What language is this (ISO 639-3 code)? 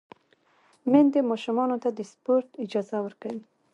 pus